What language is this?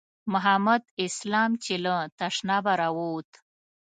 Pashto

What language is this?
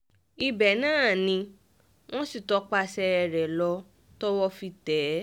Yoruba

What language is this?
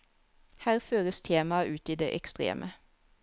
Norwegian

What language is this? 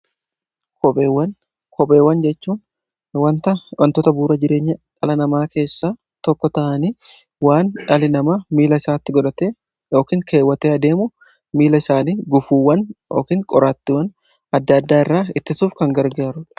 Oromo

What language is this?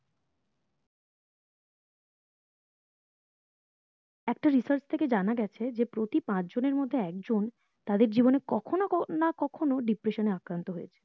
Bangla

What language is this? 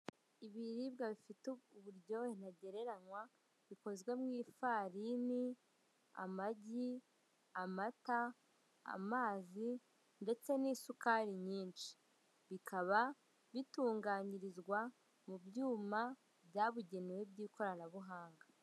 Kinyarwanda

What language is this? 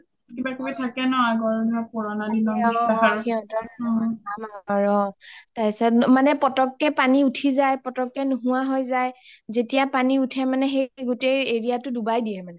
Assamese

